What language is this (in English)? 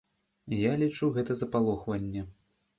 Belarusian